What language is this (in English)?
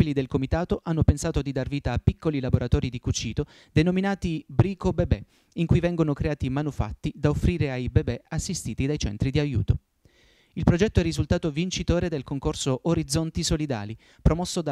Italian